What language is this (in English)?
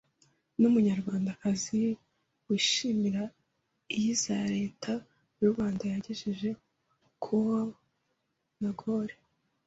Kinyarwanda